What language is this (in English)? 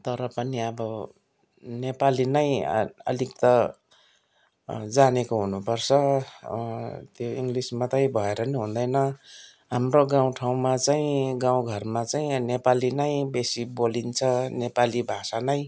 Nepali